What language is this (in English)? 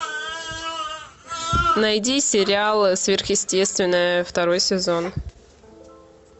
Russian